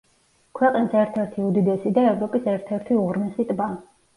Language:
Georgian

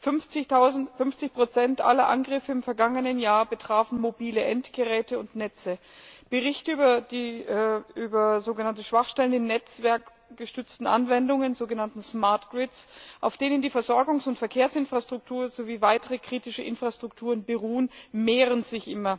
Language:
German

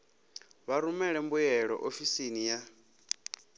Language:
Venda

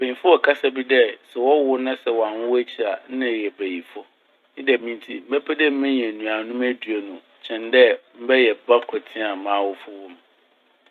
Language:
Akan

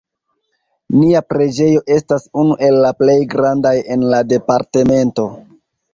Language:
Esperanto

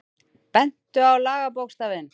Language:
Icelandic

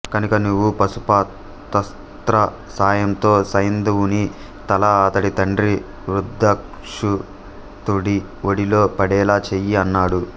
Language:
Telugu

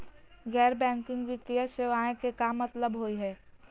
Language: Magahi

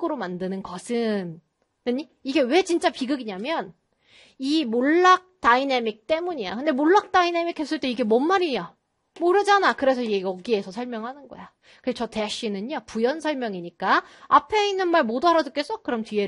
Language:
Korean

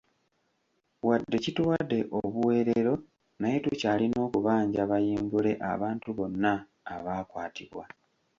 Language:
Ganda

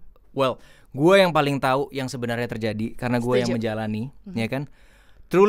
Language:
Indonesian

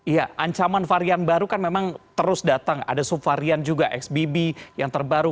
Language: Indonesian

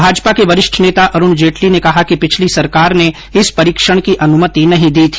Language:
Hindi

